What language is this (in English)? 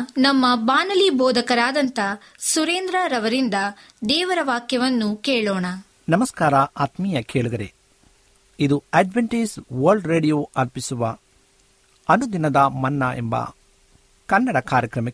Kannada